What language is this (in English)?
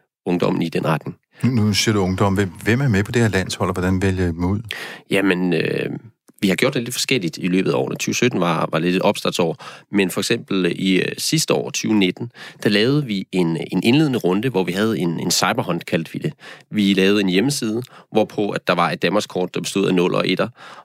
Danish